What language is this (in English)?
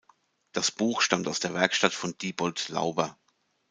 German